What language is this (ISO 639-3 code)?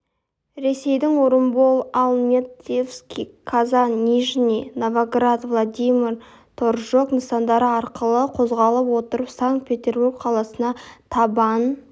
kaz